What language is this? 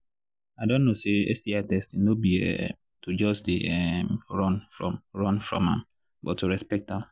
Nigerian Pidgin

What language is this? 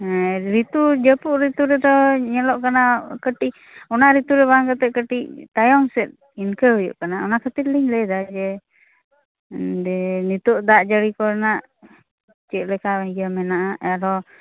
Santali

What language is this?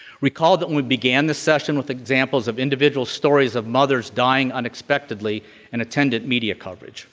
English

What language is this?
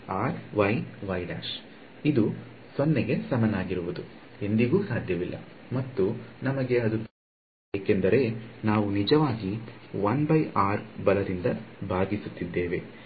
Kannada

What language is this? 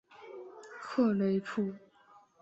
Chinese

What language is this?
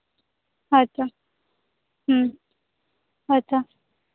Santali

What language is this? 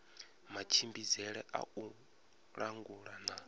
Venda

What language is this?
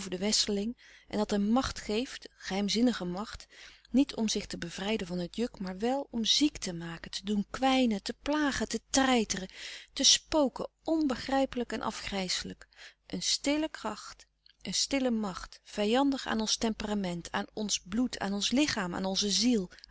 Dutch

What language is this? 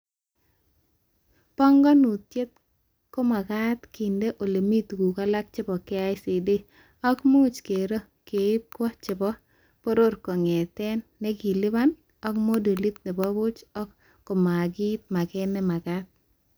Kalenjin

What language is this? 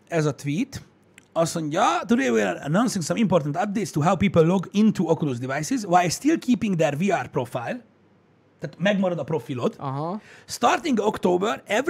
Hungarian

